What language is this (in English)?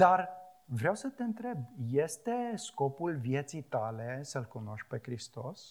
Romanian